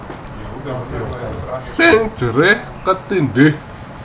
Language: Javanese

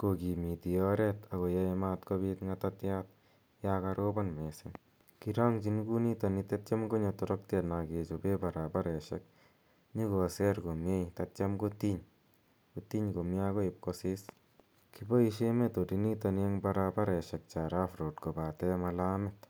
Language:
Kalenjin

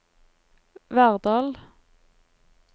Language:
Norwegian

